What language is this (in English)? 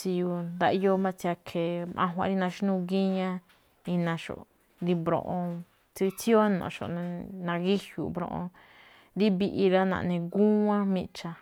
Malinaltepec Me'phaa